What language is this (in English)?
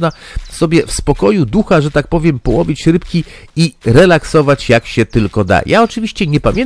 Polish